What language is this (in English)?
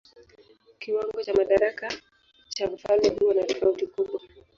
Swahili